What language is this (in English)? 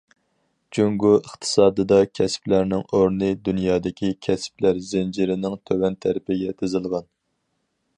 Uyghur